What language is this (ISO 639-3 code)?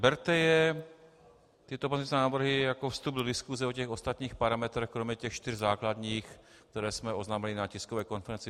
ces